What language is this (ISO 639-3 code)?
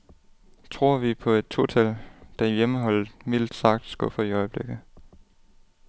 dan